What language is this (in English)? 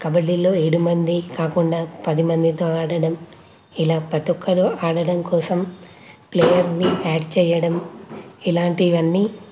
Telugu